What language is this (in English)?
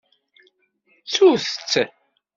Kabyle